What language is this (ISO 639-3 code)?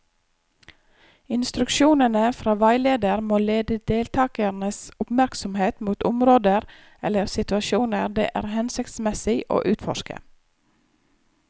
nor